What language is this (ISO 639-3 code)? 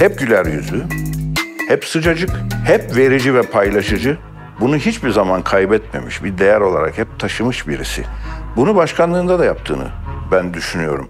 tur